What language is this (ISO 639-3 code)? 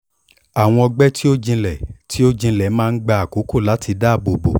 yor